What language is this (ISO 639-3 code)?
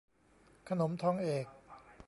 tha